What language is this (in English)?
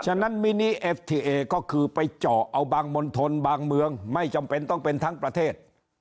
Thai